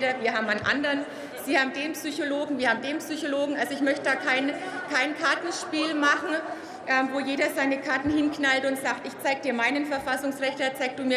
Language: German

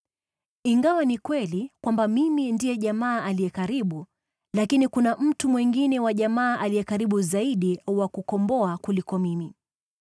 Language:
Swahili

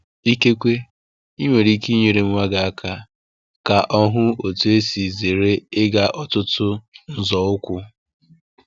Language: Igbo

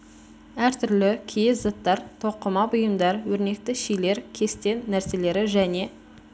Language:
Kazakh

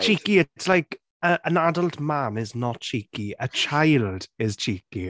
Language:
English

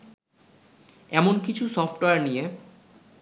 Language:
Bangla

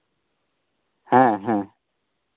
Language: Santali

